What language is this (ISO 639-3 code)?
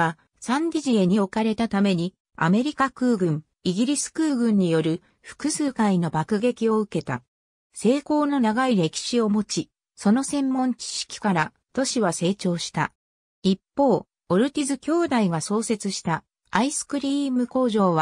jpn